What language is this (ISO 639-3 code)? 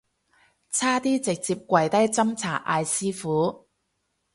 yue